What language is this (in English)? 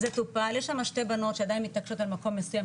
Hebrew